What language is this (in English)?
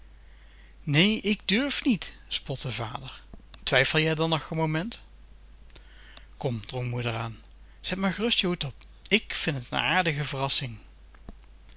Dutch